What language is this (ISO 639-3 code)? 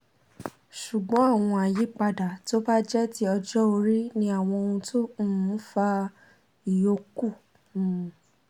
yor